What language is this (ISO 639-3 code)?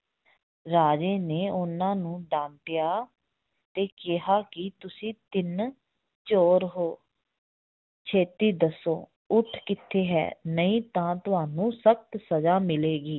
pan